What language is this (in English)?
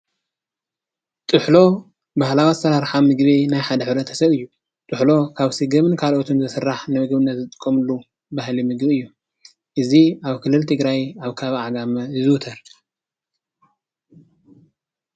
Tigrinya